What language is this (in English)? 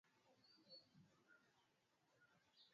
Swahili